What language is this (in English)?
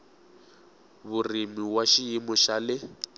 Tsonga